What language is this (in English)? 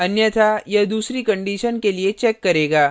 Hindi